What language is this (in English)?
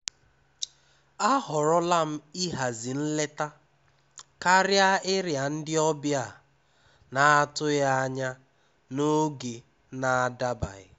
Igbo